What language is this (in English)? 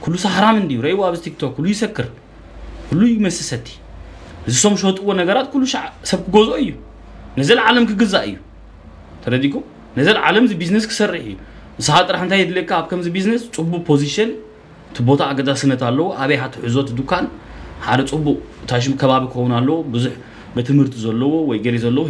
Arabic